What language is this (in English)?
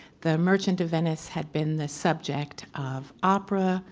English